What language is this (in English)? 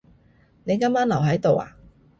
Cantonese